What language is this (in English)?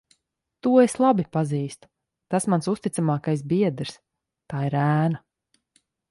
Latvian